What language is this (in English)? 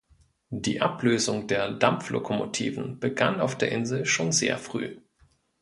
German